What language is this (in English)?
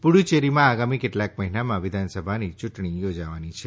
Gujarati